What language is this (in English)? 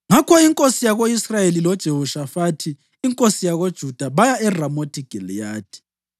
North Ndebele